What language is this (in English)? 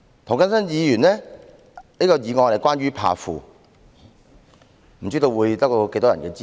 Cantonese